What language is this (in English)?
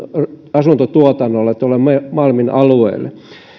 Finnish